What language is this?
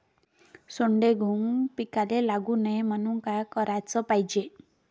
Marathi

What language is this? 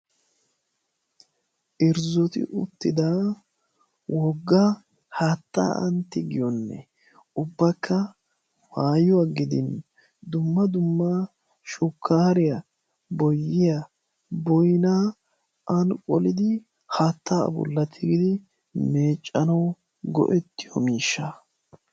Wolaytta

